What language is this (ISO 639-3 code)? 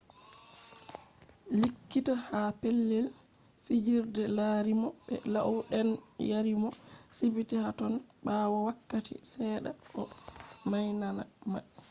ful